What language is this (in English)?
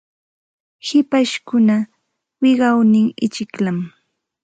Santa Ana de Tusi Pasco Quechua